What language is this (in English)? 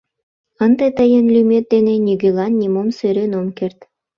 Mari